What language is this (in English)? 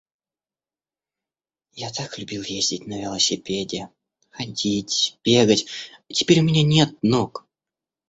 Russian